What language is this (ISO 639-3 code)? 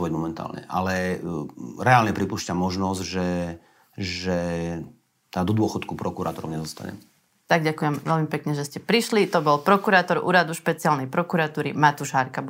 slk